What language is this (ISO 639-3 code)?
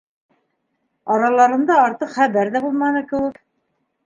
bak